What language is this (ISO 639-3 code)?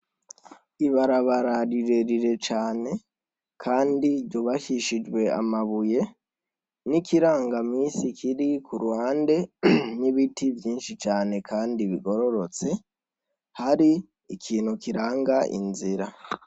run